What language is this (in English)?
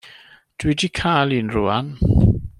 Welsh